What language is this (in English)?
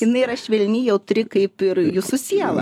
Lithuanian